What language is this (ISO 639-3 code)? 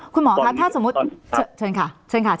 tha